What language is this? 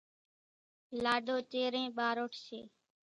Kachi Koli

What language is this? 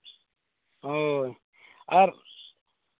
Santali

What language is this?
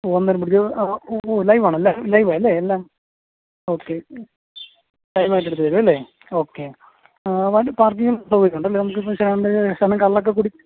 Malayalam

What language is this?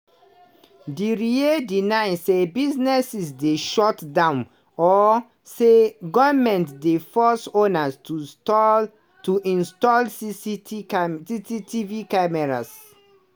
Nigerian Pidgin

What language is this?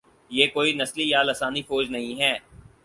Urdu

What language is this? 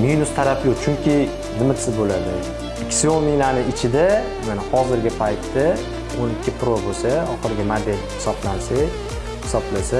Turkish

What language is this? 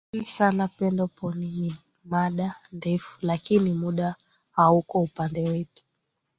Swahili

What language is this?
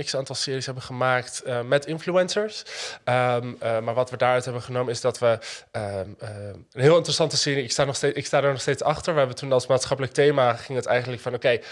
Dutch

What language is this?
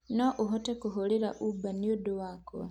Kikuyu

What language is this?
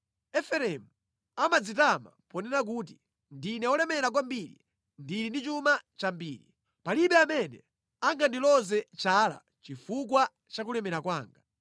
Nyanja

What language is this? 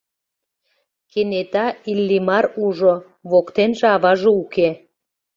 Mari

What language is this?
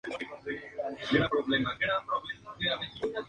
Spanish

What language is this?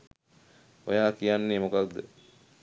Sinhala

